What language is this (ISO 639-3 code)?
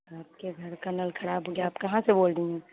urd